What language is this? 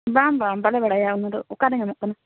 Santali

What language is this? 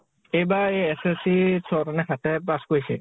Assamese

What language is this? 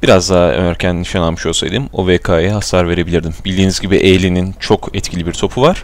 Turkish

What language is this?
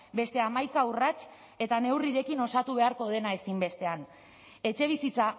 Basque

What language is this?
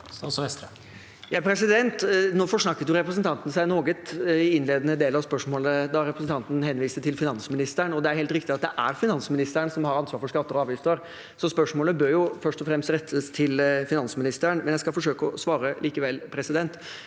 Norwegian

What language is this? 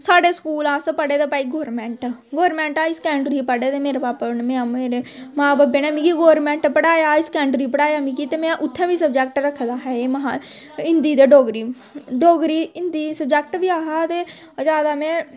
Dogri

